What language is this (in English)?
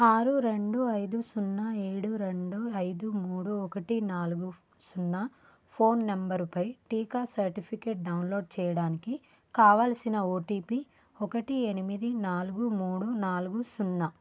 Telugu